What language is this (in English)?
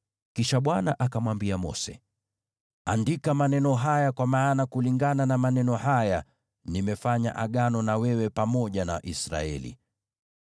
Swahili